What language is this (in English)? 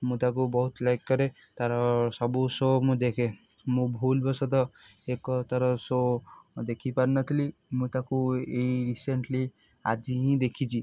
Odia